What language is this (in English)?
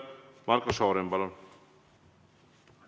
Estonian